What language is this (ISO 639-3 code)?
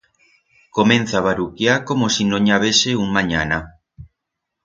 arg